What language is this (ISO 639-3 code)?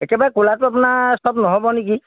asm